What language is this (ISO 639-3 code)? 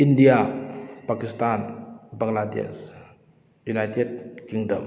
mni